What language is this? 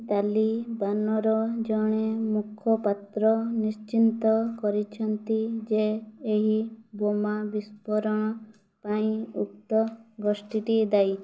Odia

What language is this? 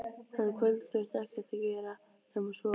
Icelandic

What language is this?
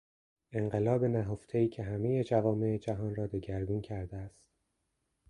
Persian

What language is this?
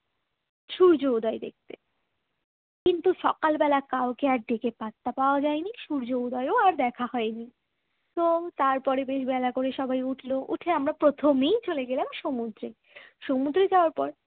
Bangla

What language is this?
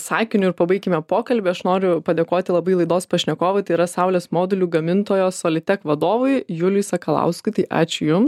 Lithuanian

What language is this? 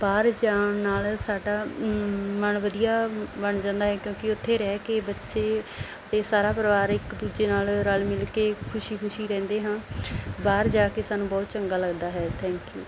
Punjabi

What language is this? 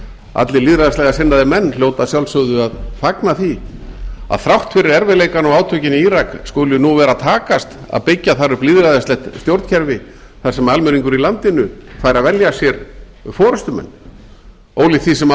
Icelandic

